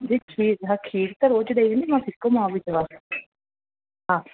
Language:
Sindhi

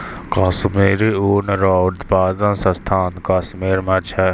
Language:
Maithili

